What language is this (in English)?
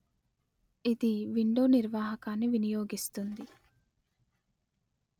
Telugu